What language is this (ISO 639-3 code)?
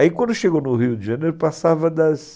por